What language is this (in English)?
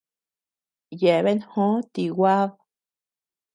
Tepeuxila Cuicatec